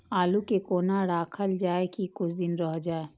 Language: Maithili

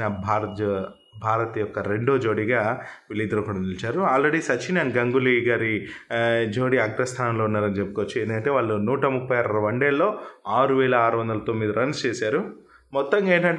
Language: Telugu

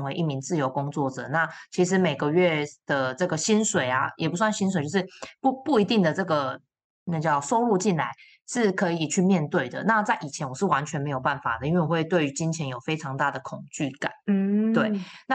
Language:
Chinese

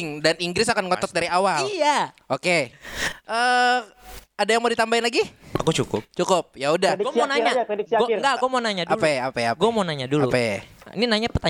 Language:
Indonesian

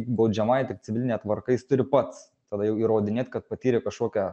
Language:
Lithuanian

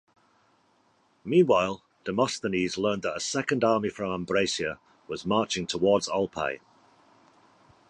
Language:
English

